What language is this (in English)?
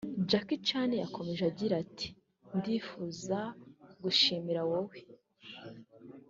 Kinyarwanda